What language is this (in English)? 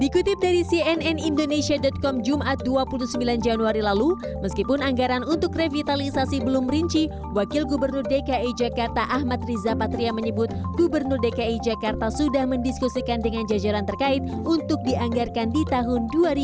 Indonesian